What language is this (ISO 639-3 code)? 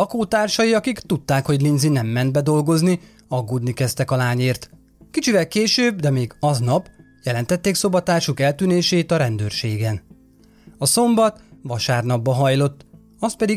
hun